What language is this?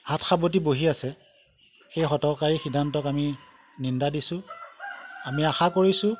Assamese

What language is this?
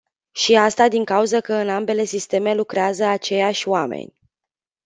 Romanian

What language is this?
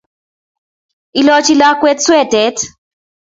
Kalenjin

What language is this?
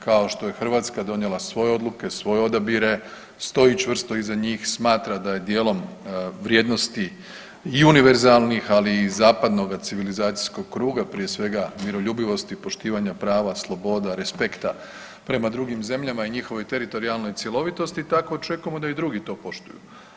Croatian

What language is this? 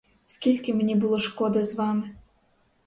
Ukrainian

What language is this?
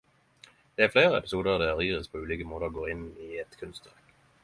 Norwegian Nynorsk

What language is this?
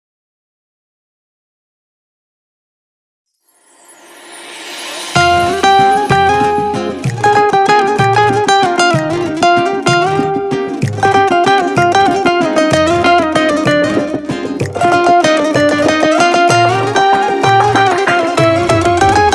Vietnamese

